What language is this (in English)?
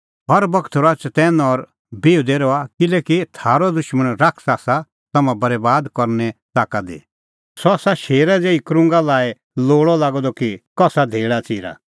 Kullu Pahari